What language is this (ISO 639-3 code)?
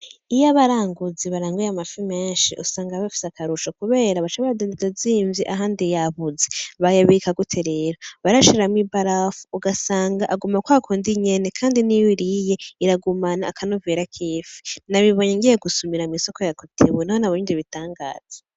run